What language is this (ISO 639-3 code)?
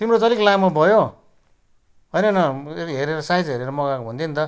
nep